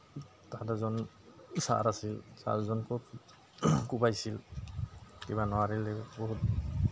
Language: Assamese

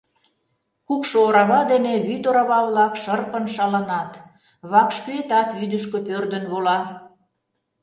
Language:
Mari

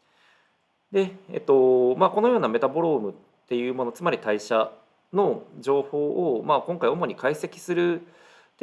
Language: Japanese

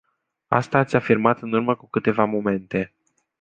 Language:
Romanian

